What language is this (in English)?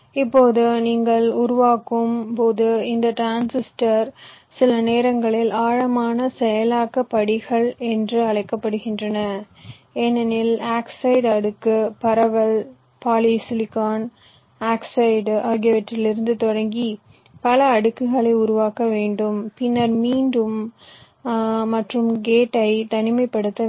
Tamil